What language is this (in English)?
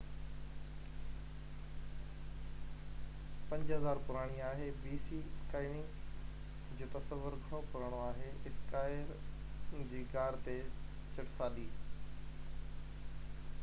Sindhi